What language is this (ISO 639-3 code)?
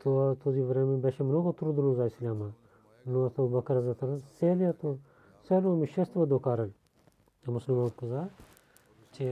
bul